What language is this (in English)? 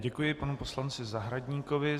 Czech